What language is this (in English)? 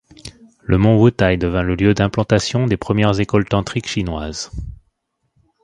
French